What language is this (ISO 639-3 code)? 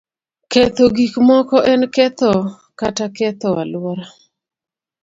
luo